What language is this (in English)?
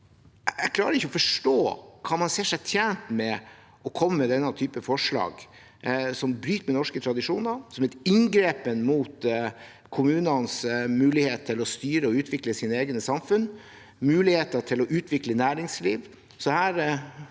Norwegian